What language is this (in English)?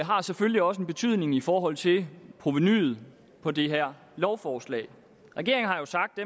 Danish